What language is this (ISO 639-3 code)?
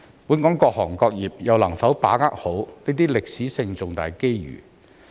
yue